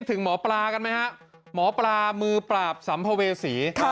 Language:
Thai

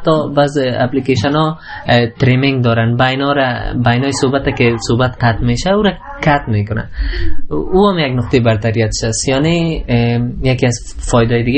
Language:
Persian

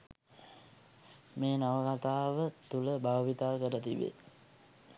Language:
Sinhala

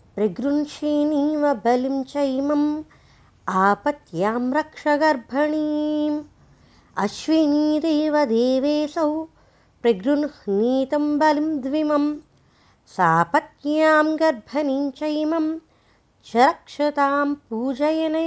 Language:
Telugu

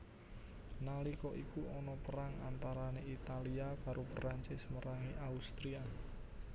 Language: Javanese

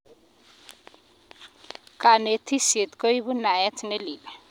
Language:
Kalenjin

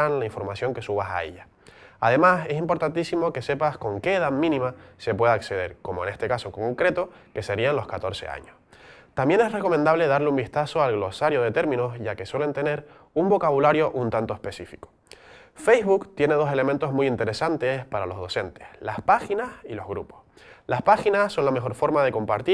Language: Spanish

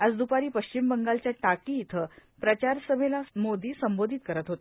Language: Marathi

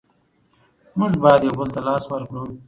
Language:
Pashto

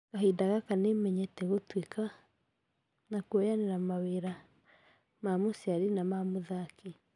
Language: Kikuyu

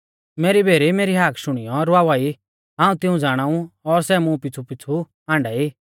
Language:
Mahasu Pahari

